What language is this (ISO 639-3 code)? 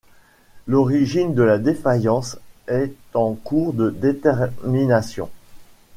fra